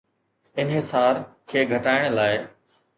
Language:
Sindhi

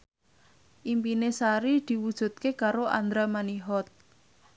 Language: Javanese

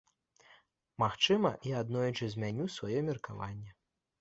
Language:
Belarusian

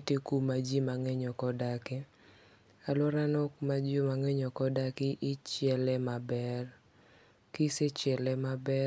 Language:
Luo (Kenya and Tanzania)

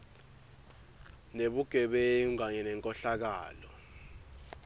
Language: Swati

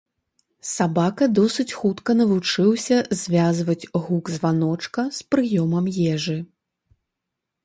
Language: Belarusian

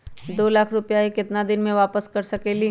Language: Magahi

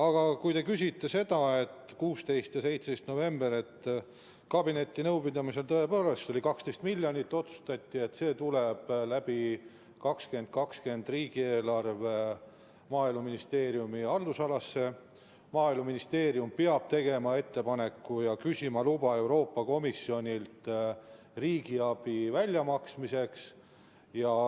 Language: Estonian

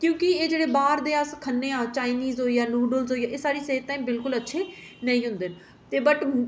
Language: Dogri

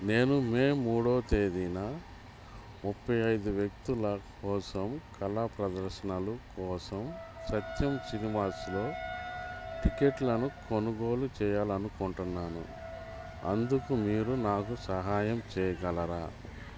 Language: Telugu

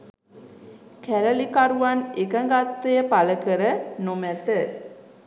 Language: Sinhala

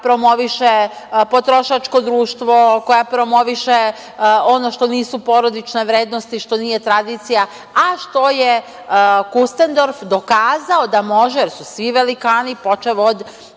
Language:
Serbian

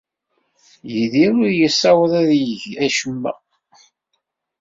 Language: Kabyle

